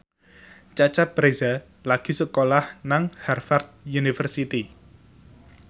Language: Javanese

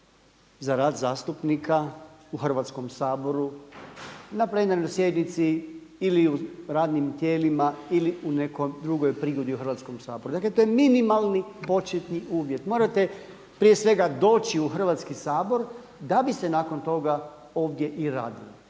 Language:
Croatian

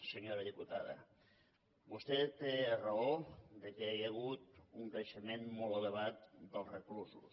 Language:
Catalan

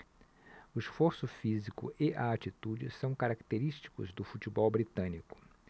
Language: Portuguese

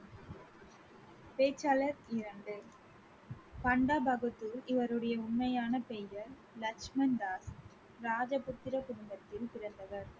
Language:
Tamil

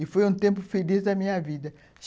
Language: Portuguese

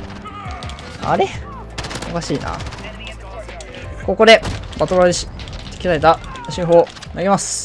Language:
Japanese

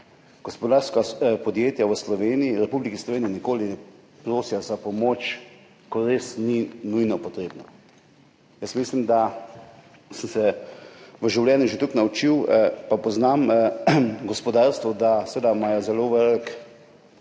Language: Slovenian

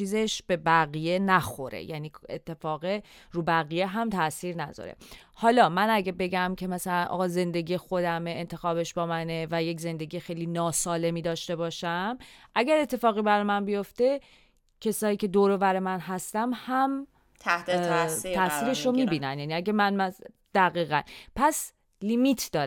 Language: Persian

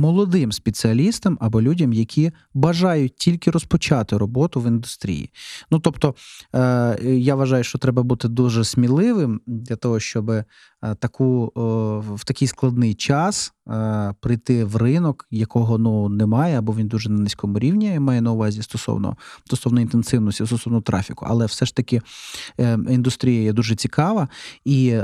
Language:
Ukrainian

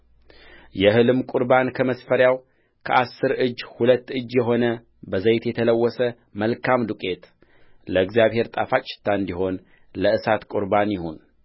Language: Amharic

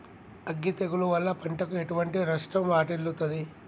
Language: Telugu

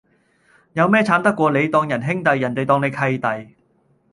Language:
Cantonese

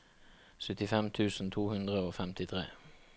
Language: Norwegian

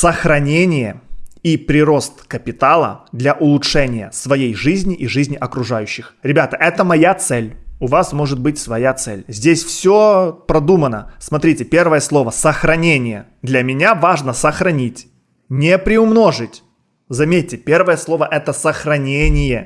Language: Russian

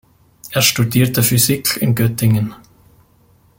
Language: German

